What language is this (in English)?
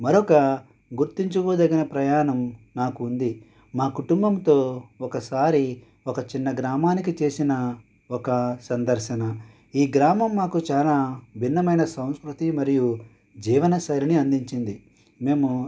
Telugu